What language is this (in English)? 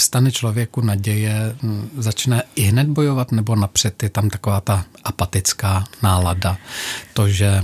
Czech